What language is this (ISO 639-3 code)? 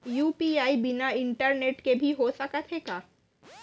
hne